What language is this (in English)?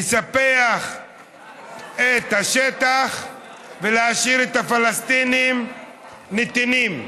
Hebrew